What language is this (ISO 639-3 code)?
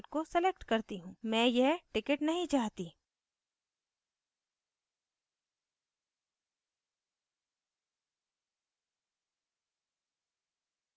hin